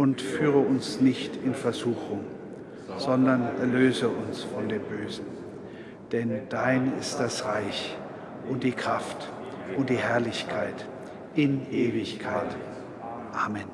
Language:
German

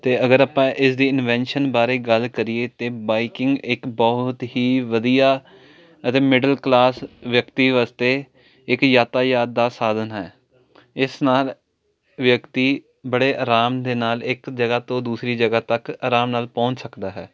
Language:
Punjabi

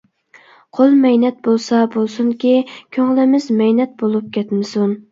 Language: Uyghur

